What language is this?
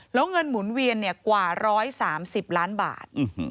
Thai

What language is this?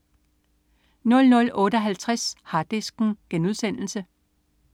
Danish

